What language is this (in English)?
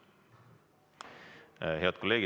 Estonian